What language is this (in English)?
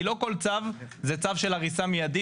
Hebrew